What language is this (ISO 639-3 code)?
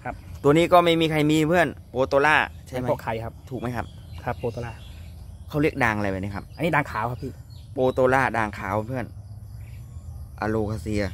tha